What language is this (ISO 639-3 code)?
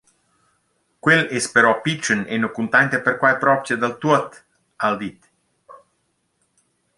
roh